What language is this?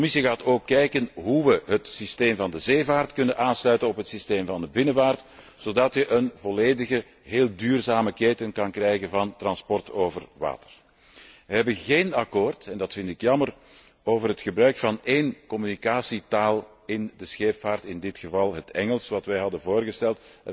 Dutch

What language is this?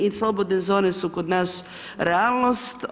Croatian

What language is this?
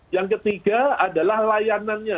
Indonesian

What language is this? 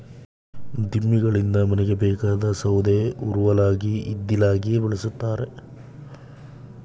Kannada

